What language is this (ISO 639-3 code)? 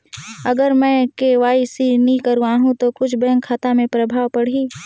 hne